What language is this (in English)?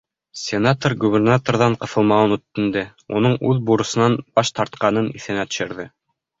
Bashkir